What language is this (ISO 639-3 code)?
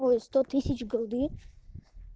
rus